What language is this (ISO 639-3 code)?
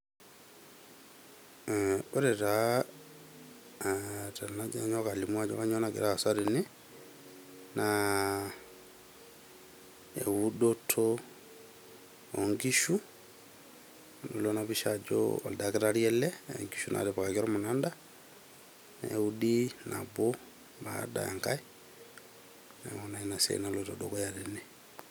mas